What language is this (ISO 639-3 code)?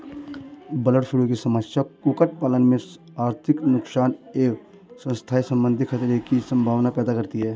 hin